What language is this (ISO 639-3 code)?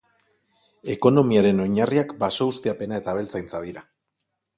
eus